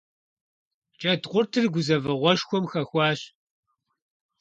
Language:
Kabardian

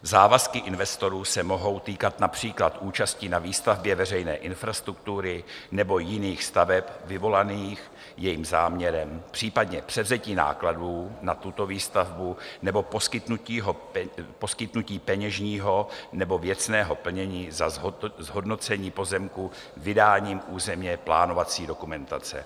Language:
Czech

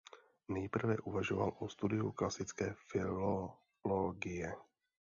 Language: Czech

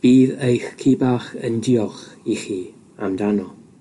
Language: Welsh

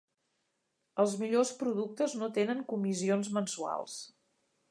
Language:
Catalan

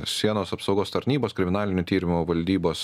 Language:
Lithuanian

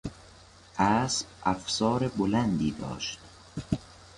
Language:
Persian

